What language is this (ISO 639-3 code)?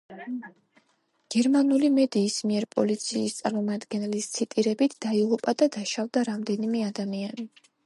kat